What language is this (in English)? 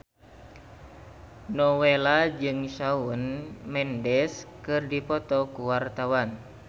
Sundanese